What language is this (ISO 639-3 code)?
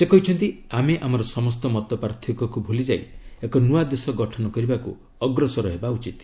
ori